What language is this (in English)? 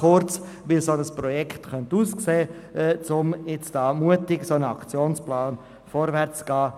Swiss German